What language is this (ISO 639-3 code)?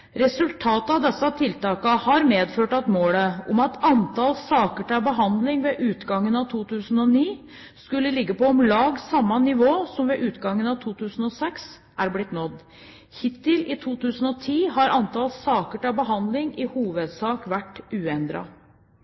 nob